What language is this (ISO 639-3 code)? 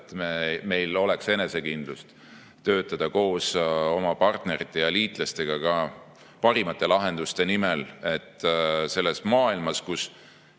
est